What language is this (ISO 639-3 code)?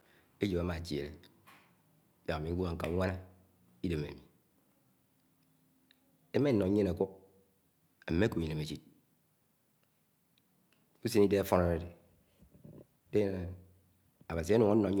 anw